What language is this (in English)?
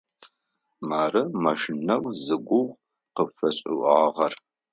Adyghe